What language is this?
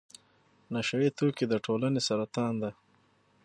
Pashto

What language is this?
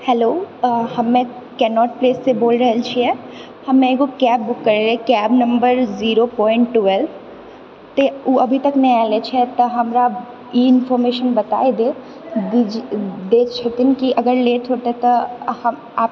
Maithili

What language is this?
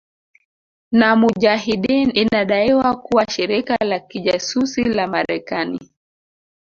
Swahili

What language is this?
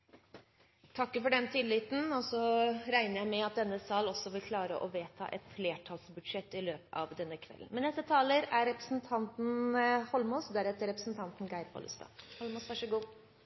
Norwegian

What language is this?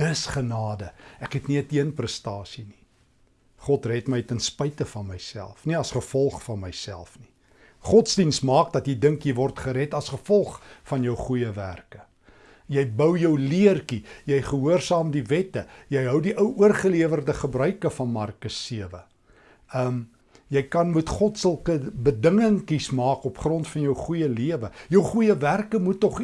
Dutch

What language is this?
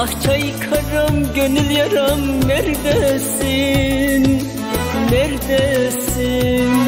Turkish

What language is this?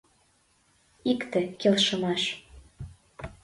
Mari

